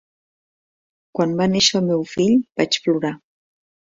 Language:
Catalan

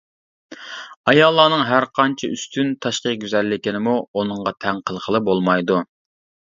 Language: Uyghur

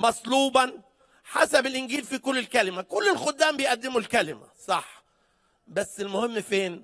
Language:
Arabic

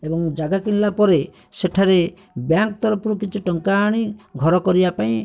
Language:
Odia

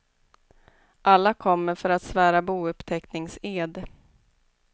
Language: Swedish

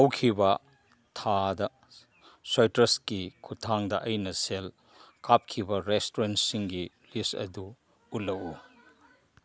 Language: Manipuri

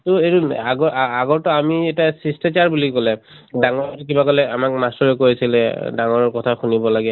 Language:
Assamese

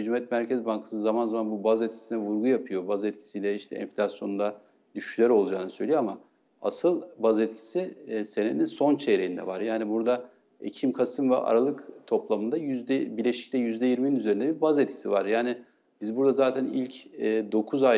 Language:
Turkish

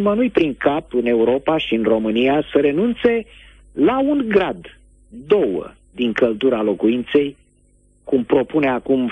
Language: Romanian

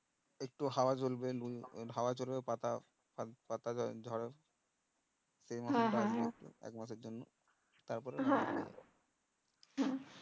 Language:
Bangla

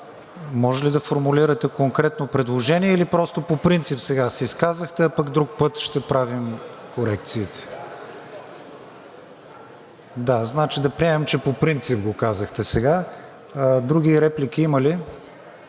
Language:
Bulgarian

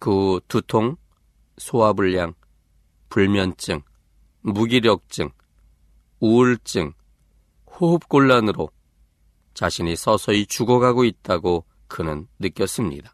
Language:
Korean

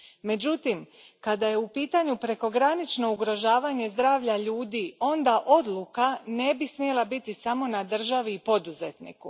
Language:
Croatian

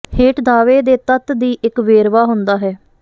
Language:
Punjabi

